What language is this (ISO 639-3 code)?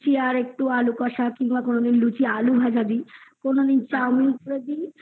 ben